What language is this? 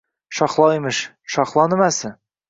Uzbek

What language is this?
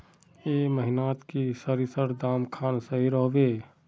Magahi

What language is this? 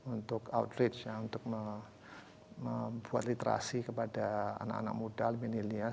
Indonesian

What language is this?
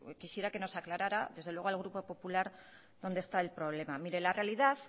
Spanish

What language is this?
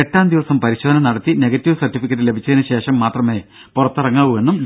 Malayalam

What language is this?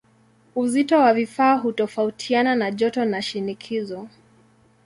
Swahili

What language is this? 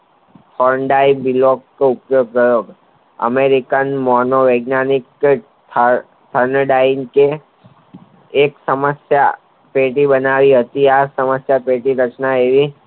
Gujarati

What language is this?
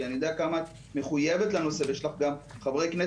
Hebrew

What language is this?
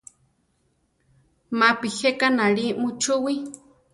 Central Tarahumara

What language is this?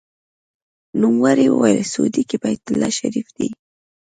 Pashto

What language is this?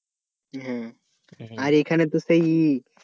Bangla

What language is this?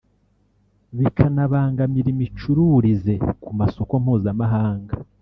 Kinyarwanda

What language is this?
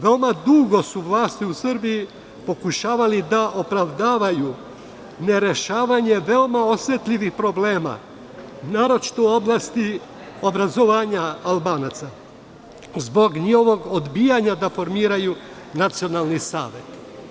Serbian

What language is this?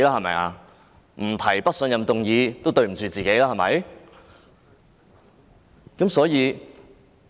Cantonese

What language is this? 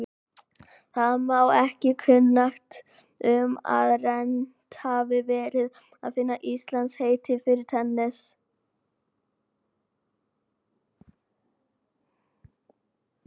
Icelandic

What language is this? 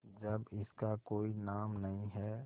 Hindi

